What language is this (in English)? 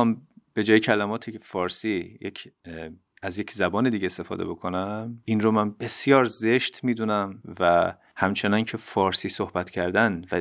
Persian